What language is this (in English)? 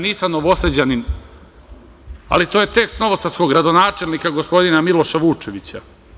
Serbian